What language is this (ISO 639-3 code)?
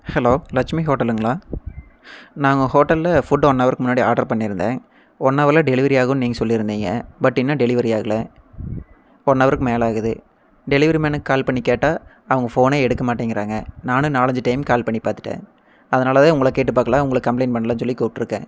tam